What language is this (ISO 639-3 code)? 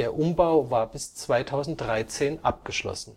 deu